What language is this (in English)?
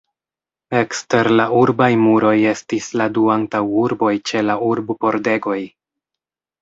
Esperanto